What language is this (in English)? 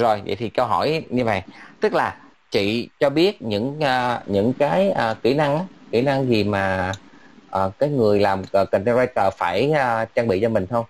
Vietnamese